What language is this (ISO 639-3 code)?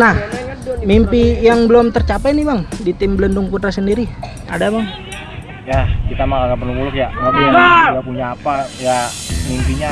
ind